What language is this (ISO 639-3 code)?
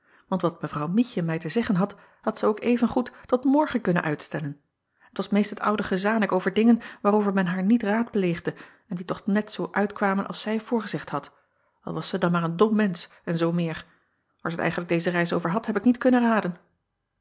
nld